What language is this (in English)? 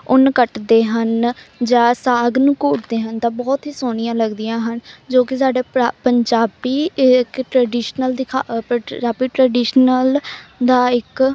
Punjabi